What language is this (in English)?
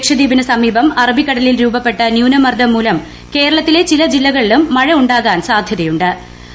Malayalam